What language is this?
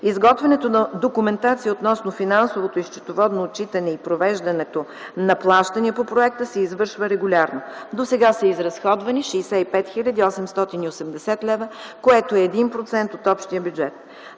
Bulgarian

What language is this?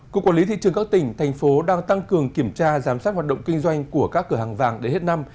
Vietnamese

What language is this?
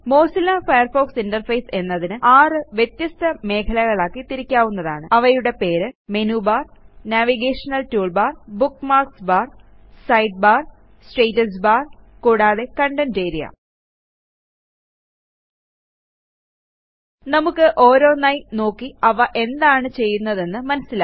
Malayalam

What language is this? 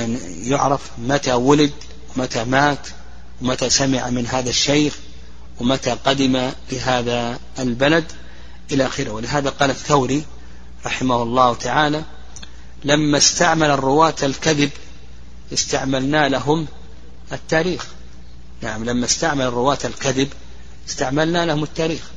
Arabic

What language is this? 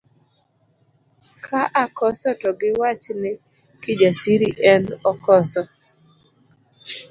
Luo (Kenya and Tanzania)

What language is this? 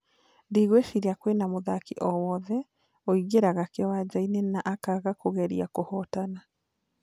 Kikuyu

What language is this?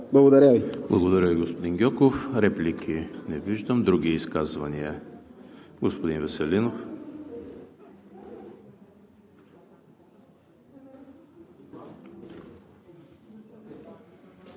Bulgarian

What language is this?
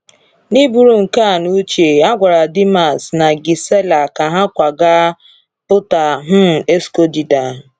Igbo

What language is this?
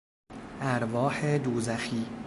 Persian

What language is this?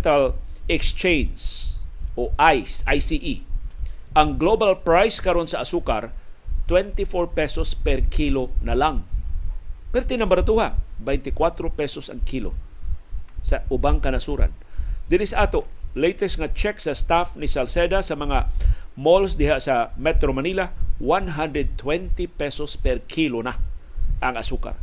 Filipino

